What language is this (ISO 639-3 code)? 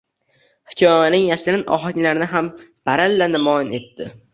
uzb